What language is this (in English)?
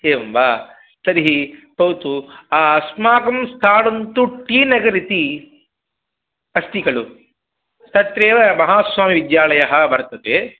Sanskrit